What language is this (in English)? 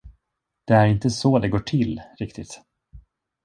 Swedish